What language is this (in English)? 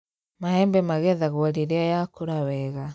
Kikuyu